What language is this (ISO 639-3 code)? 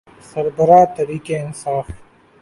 urd